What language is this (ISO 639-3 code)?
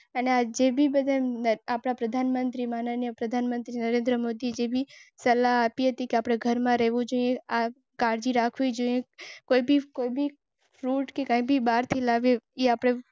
guj